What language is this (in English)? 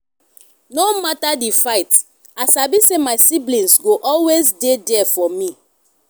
Nigerian Pidgin